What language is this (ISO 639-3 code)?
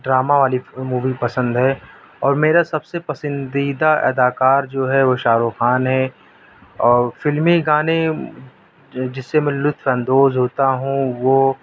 urd